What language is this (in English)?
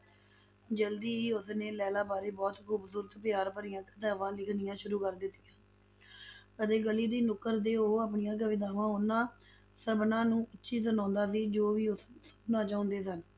Punjabi